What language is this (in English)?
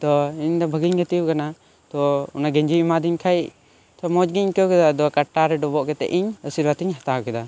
Santali